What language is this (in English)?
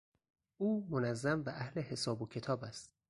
Persian